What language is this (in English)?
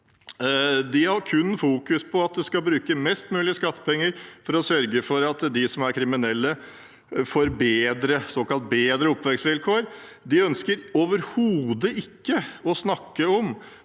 Norwegian